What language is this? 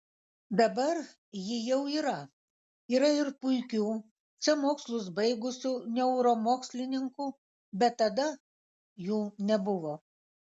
Lithuanian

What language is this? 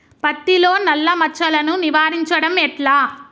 Telugu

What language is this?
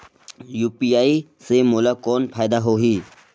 Chhattisgarhi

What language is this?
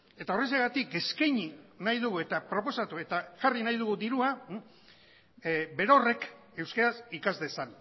Basque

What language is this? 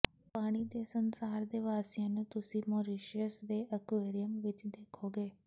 Punjabi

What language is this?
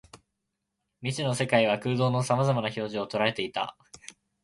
Japanese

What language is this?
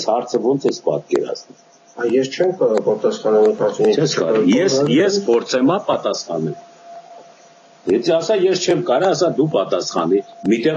Romanian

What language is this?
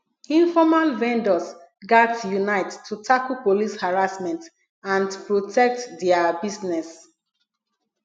Nigerian Pidgin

